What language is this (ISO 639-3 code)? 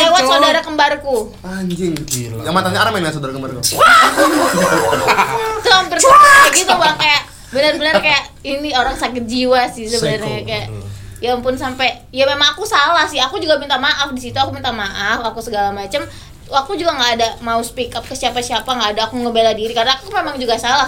ind